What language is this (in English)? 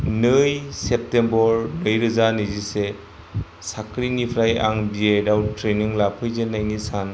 Bodo